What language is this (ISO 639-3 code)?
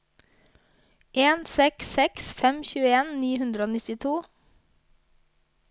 nor